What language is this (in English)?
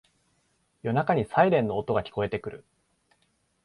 Japanese